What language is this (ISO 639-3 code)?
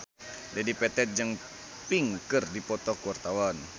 sun